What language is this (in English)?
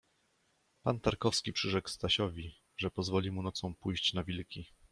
Polish